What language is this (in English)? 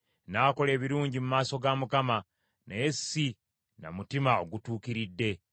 Ganda